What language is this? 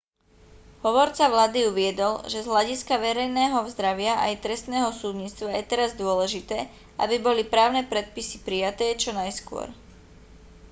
Slovak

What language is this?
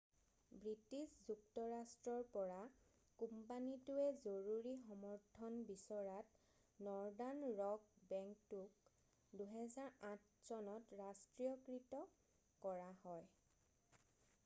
Assamese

